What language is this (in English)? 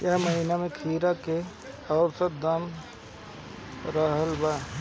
Bhojpuri